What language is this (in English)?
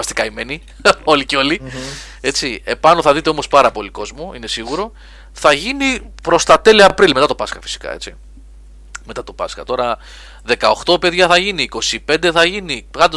Greek